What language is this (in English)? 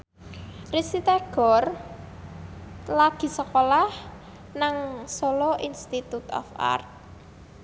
Javanese